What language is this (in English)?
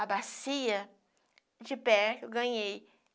Portuguese